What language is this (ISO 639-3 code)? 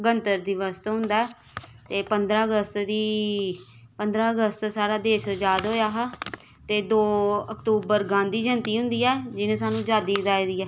doi